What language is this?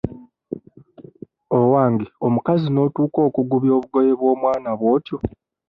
Ganda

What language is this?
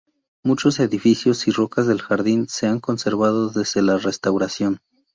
Spanish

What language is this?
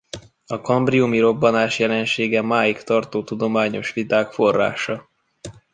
Hungarian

